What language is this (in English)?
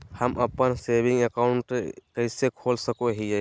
Magahi